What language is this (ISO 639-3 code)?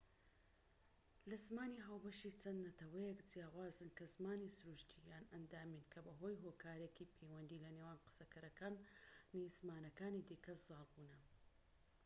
ckb